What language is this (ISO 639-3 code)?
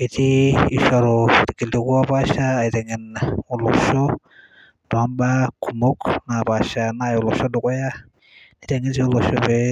mas